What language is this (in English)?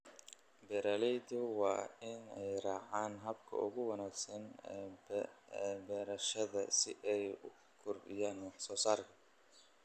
Somali